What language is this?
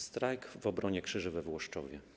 Polish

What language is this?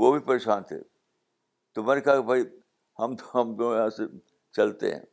Urdu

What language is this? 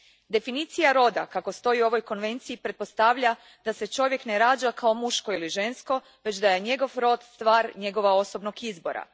Croatian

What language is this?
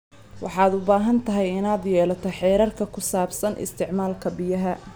Somali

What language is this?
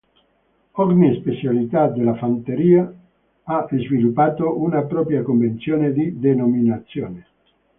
Italian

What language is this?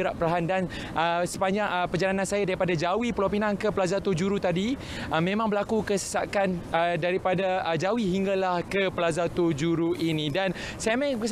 Malay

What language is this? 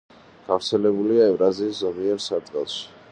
Georgian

